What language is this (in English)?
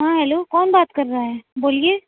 Urdu